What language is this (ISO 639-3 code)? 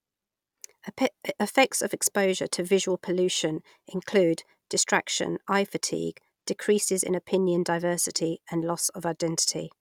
eng